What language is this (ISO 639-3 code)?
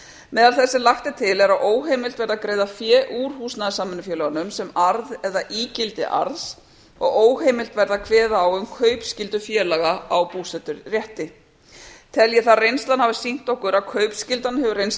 isl